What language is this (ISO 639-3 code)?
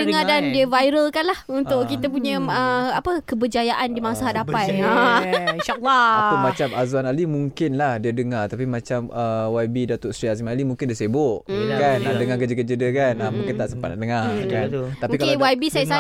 msa